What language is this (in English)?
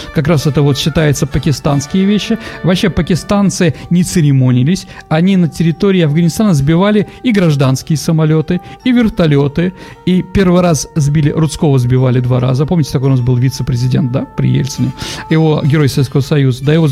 Russian